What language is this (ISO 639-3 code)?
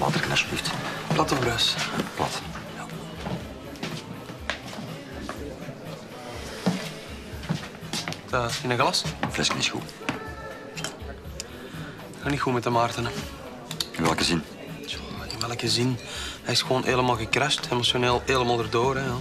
nld